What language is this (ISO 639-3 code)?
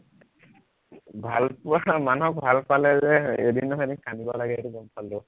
asm